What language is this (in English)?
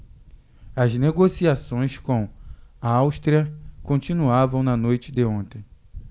Portuguese